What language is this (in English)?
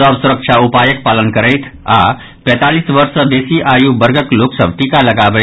Maithili